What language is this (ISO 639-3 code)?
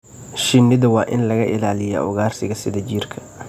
som